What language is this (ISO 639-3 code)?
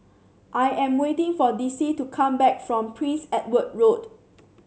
eng